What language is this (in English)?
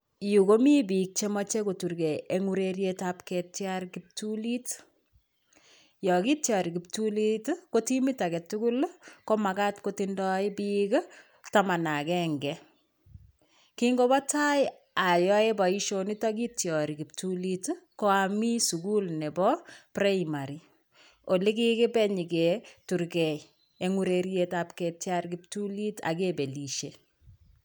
Kalenjin